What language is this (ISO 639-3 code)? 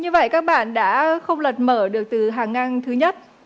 vie